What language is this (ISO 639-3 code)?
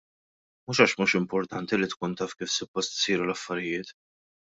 mlt